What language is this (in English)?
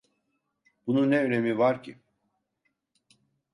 Turkish